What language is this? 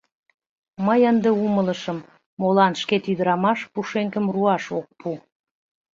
Mari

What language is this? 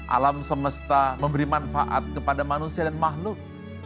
Indonesian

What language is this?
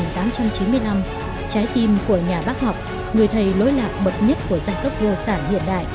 Vietnamese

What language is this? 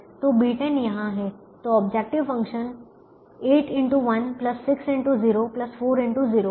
Hindi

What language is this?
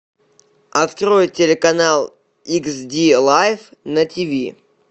Russian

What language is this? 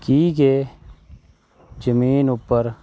Dogri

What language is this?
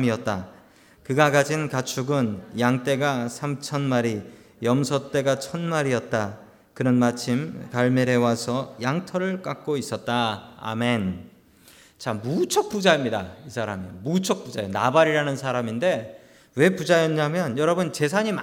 Korean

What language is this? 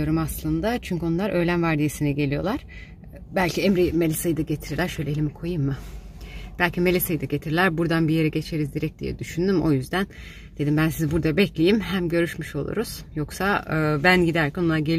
Turkish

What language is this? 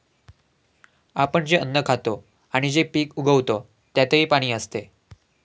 Marathi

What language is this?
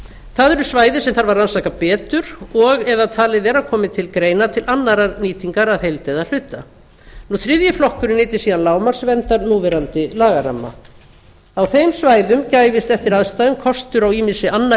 Icelandic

